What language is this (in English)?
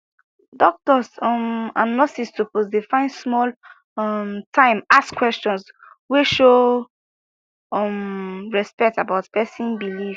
Nigerian Pidgin